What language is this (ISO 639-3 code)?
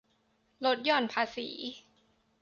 tha